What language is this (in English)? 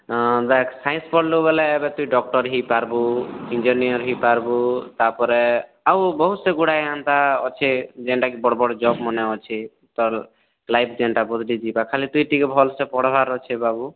Odia